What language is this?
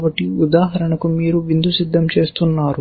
Telugu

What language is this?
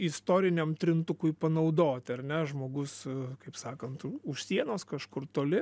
Lithuanian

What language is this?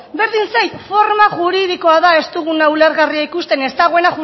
Basque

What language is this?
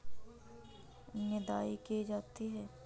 Hindi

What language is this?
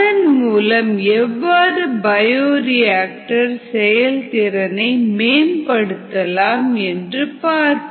Tamil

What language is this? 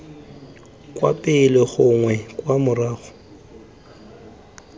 Tswana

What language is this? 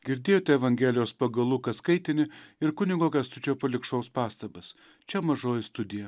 Lithuanian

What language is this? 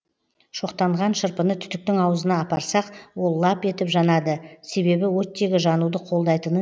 Kazakh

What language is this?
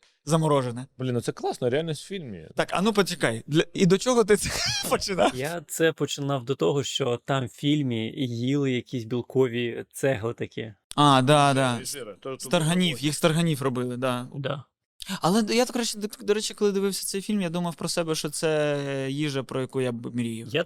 Ukrainian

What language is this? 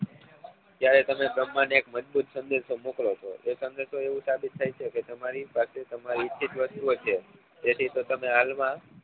Gujarati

